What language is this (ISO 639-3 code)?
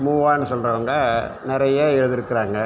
tam